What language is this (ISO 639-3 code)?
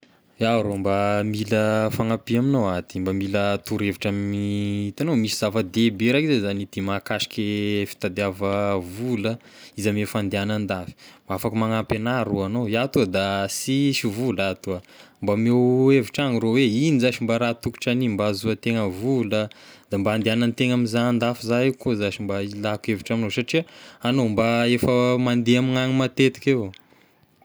tkg